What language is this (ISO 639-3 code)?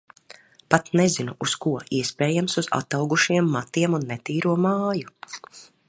lav